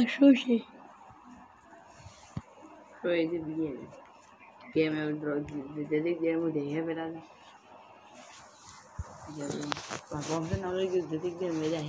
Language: Hindi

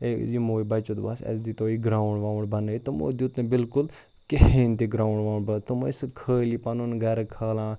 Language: Kashmiri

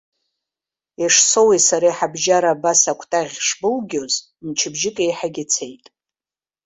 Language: Abkhazian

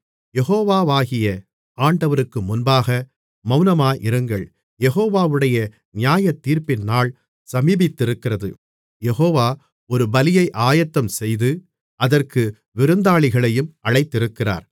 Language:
Tamil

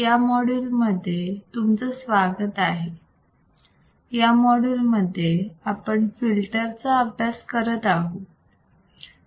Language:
Marathi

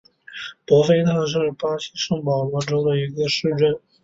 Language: Chinese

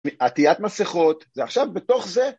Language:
Hebrew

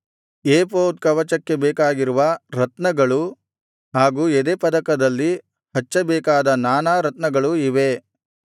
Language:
Kannada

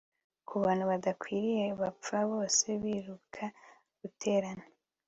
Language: Kinyarwanda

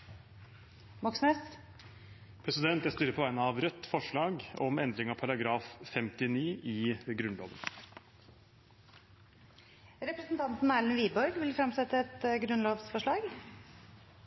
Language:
Norwegian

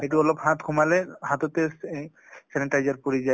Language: Assamese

